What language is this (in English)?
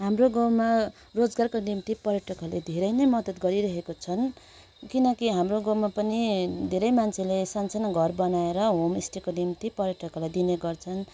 Nepali